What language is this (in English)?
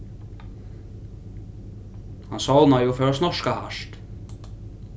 Faroese